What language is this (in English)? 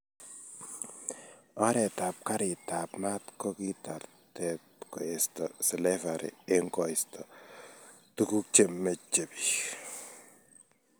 Kalenjin